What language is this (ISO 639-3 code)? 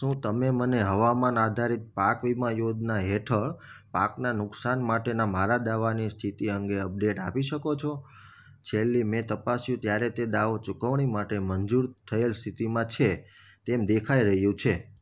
guj